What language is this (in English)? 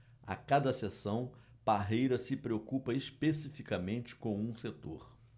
Portuguese